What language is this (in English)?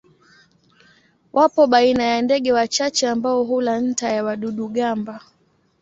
Swahili